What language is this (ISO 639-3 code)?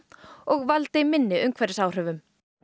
isl